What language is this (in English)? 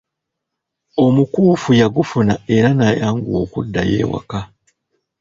Ganda